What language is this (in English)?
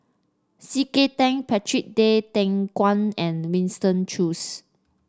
English